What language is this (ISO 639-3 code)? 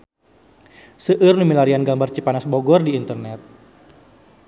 sun